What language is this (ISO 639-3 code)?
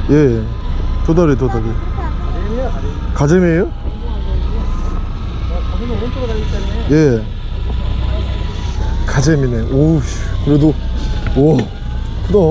kor